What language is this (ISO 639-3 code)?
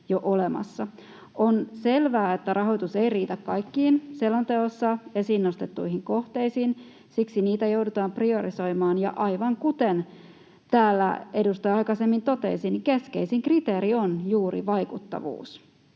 fin